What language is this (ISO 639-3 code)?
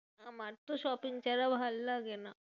ben